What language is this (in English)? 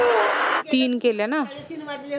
Marathi